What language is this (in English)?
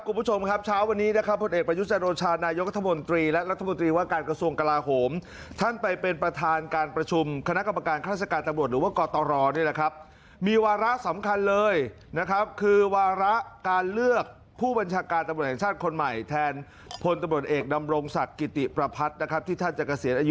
Thai